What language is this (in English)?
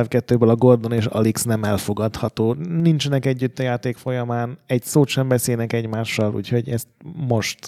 Hungarian